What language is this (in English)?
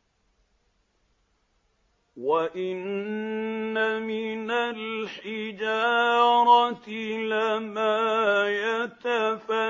Arabic